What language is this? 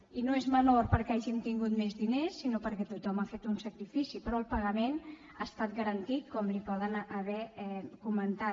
Catalan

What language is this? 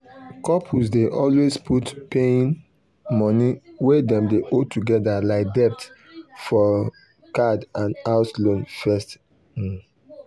Nigerian Pidgin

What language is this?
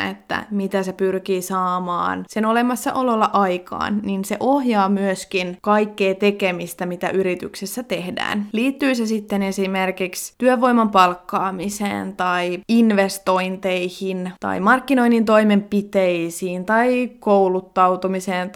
Finnish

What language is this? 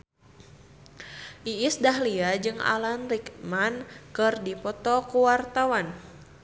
Sundanese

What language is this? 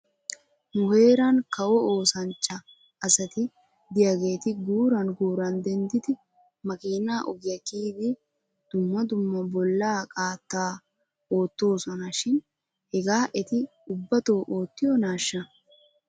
Wolaytta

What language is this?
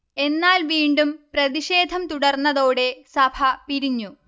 Malayalam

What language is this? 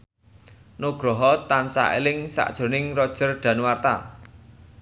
Javanese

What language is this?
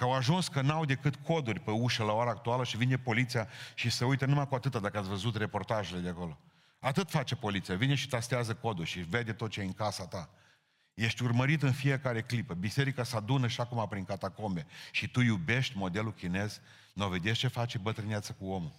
Romanian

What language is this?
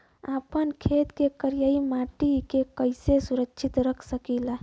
Bhojpuri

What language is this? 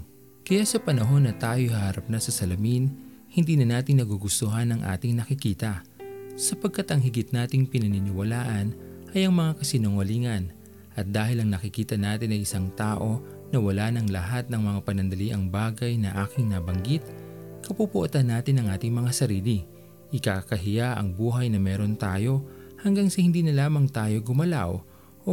Filipino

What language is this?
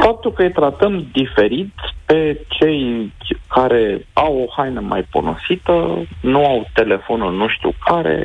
Romanian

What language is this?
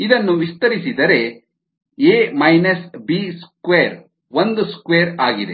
Kannada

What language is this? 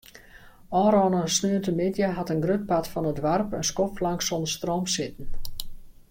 Western Frisian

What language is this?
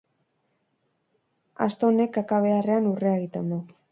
Basque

